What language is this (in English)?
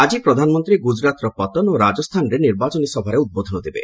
Odia